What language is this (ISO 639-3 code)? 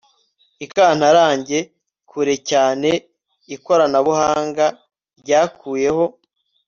kin